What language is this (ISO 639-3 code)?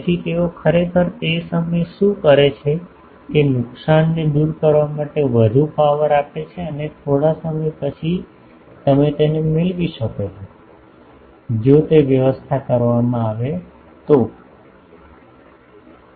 guj